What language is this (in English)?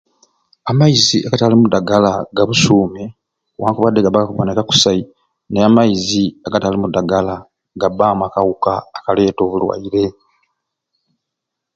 Ruuli